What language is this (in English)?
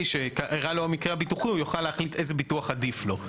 Hebrew